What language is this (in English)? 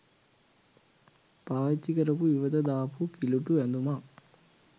Sinhala